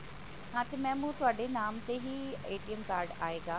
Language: Punjabi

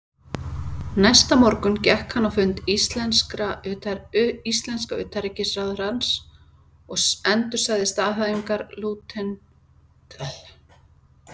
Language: Icelandic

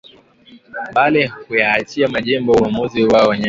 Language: Swahili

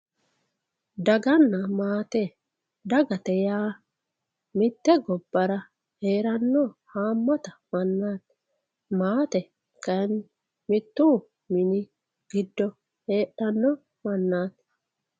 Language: Sidamo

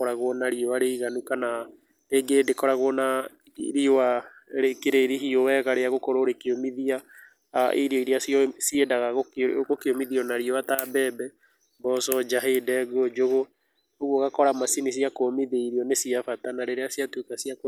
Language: Kikuyu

